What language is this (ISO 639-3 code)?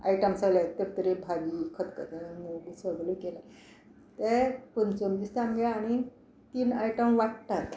kok